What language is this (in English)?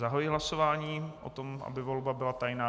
Czech